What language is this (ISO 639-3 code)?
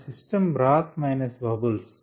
tel